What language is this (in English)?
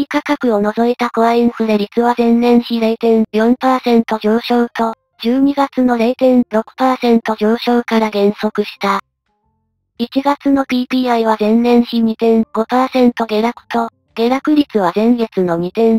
Japanese